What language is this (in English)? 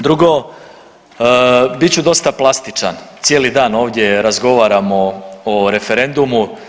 Croatian